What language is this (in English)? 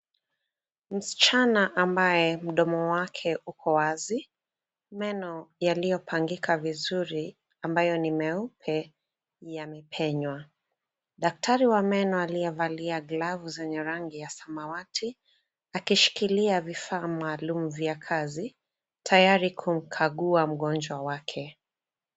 Swahili